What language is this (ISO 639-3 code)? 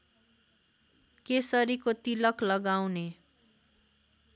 nep